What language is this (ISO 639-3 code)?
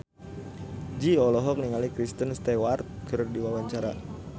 sun